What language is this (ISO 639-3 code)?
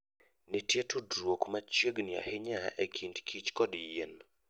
luo